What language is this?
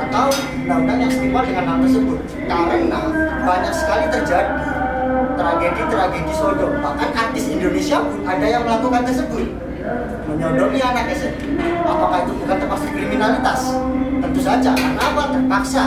Indonesian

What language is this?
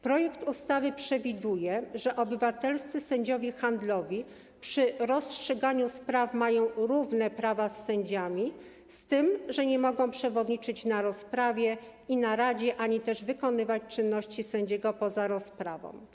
Polish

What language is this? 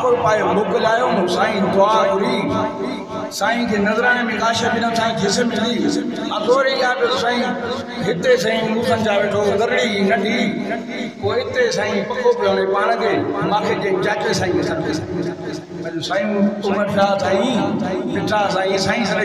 Arabic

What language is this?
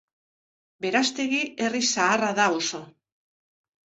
Basque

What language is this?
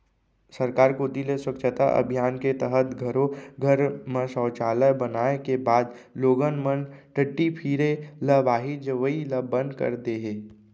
Chhattisgarhi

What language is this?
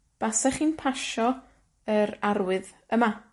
Welsh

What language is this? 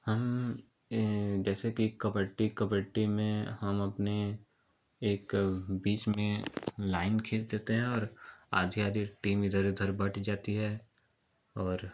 Hindi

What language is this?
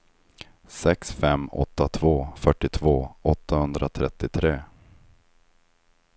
Swedish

